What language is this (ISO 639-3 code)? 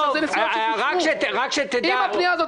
heb